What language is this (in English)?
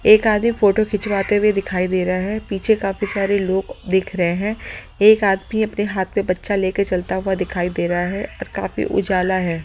Hindi